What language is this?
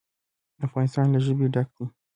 Pashto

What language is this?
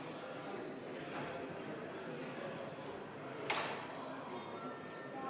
Estonian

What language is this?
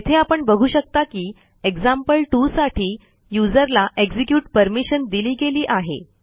Marathi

